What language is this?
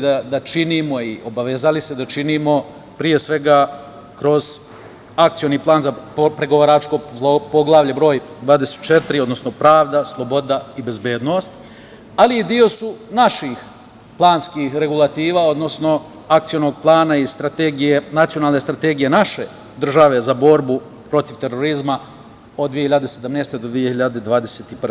Serbian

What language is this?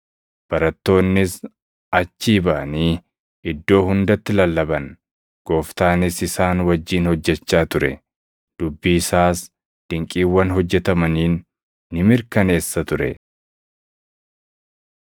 Oromo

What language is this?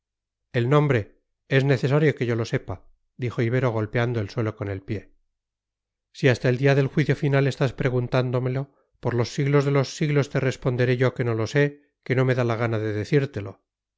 Spanish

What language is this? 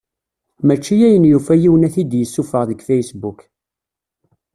Kabyle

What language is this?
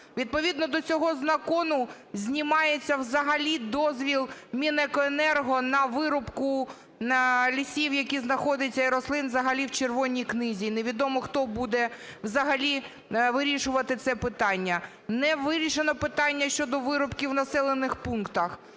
Ukrainian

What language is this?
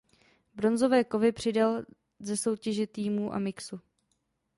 Czech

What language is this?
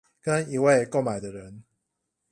Chinese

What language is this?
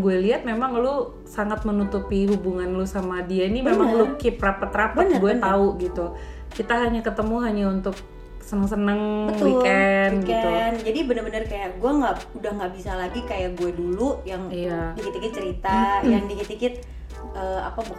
Indonesian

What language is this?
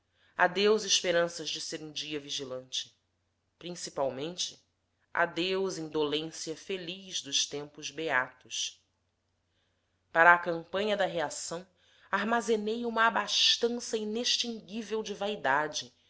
Portuguese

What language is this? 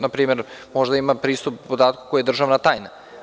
Serbian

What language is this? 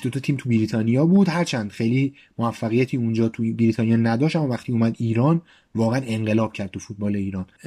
Persian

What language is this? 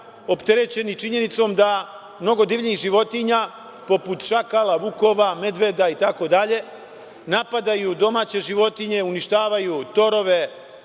Serbian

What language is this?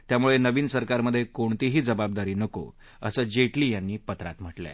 Marathi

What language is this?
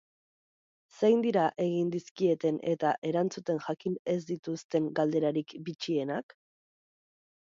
Basque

